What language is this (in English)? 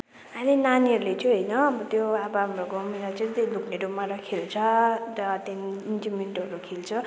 Nepali